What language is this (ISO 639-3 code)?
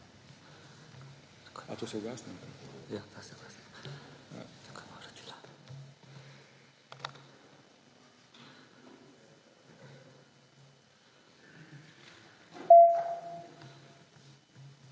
slv